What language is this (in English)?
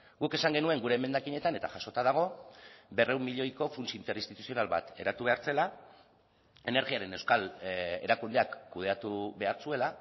Basque